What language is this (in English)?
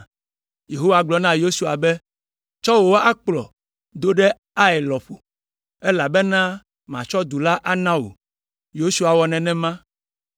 Ewe